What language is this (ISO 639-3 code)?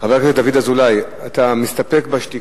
heb